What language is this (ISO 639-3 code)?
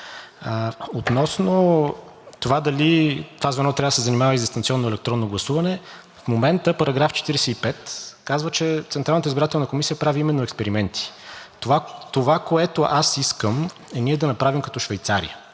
bul